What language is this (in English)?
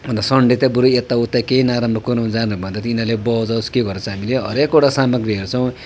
Nepali